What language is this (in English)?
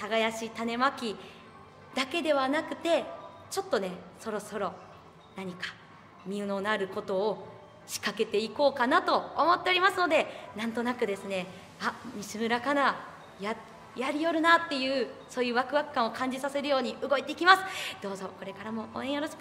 Japanese